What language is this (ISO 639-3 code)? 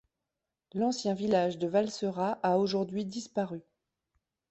fra